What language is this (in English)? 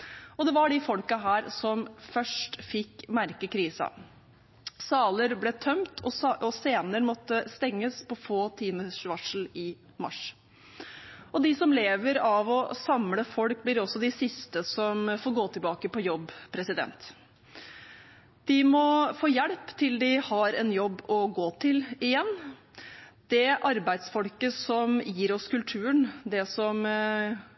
Norwegian Bokmål